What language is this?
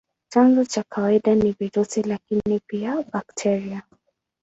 Swahili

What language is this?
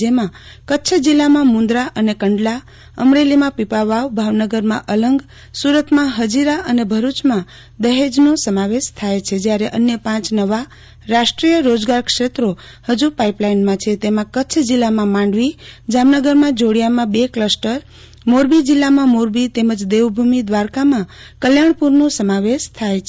Gujarati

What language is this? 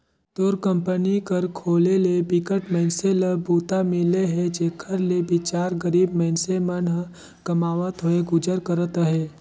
Chhattisgarhi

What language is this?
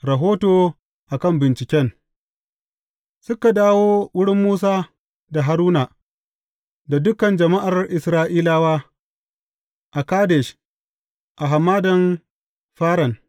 Hausa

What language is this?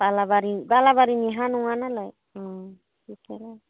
Bodo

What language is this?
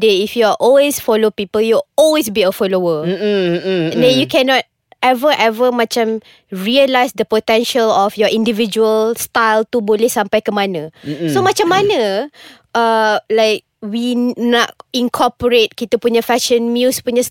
Malay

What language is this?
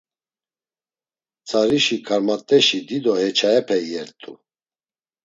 Laz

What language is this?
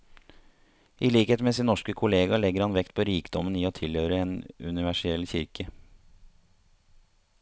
Norwegian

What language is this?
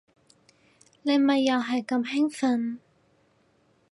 Cantonese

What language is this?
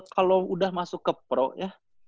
Indonesian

